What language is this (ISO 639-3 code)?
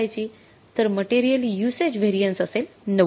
mar